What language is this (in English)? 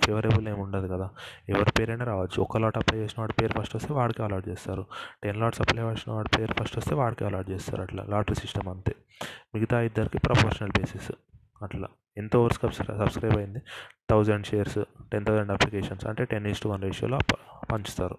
Telugu